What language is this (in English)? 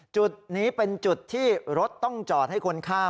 Thai